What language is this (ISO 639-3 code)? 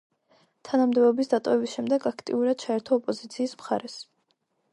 kat